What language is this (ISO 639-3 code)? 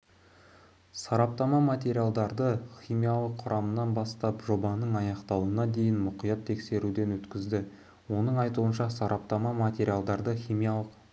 kaz